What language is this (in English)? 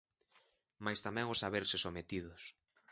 Galician